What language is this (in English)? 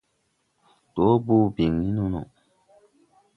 Tupuri